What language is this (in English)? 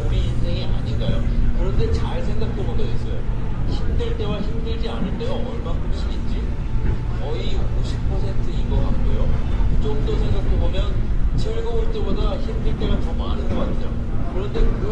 Korean